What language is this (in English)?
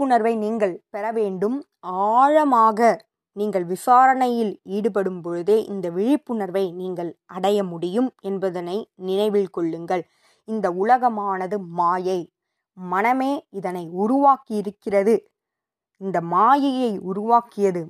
Tamil